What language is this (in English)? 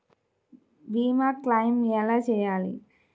Telugu